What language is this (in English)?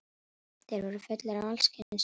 Icelandic